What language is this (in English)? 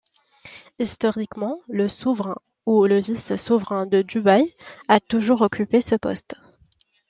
French